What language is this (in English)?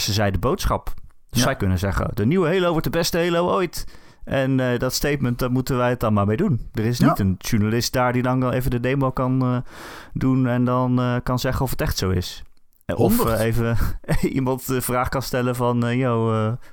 Dutch